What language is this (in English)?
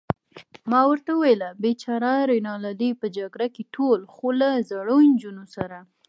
Pashto